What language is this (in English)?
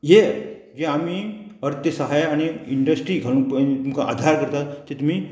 Konkani